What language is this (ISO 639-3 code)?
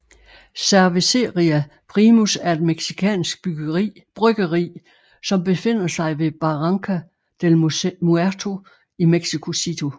dan